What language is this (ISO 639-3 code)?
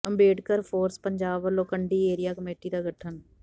pan